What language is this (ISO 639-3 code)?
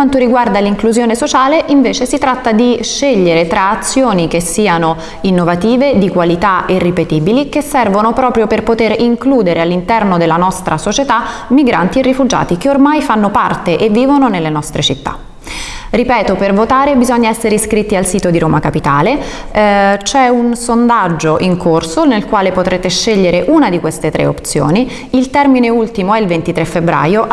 ita